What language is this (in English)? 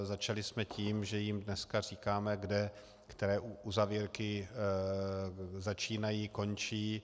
Czech